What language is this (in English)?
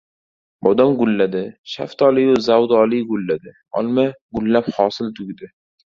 Uzbek